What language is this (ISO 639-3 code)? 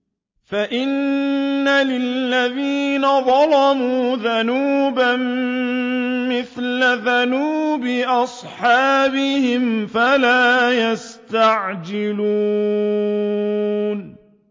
ara